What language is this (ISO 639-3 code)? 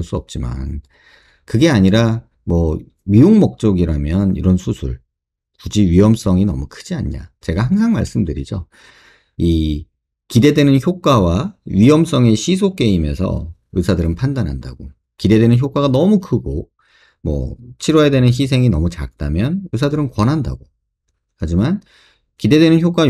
kor